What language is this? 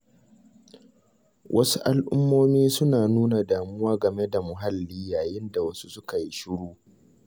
Hausa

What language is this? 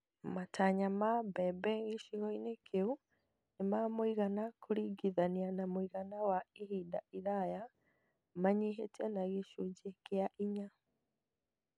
Kikuyu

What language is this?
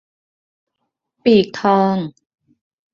Thai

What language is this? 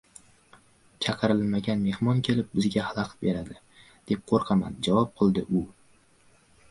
Uzbek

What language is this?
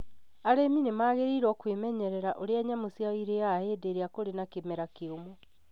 Kikuyu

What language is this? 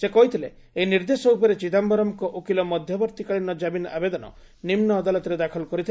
Odia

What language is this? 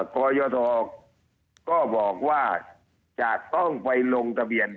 Thai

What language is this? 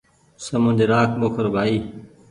Goaria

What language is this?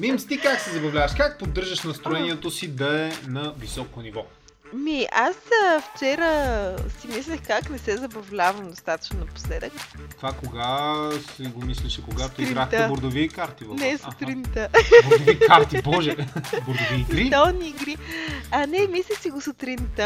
Bulgarian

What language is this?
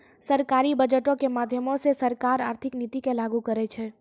Maithili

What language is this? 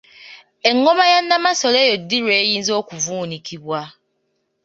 Ganda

